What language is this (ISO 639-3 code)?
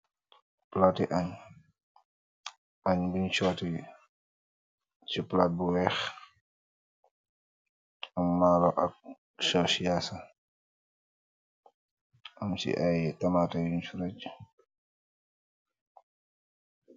wol